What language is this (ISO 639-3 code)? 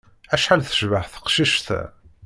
kab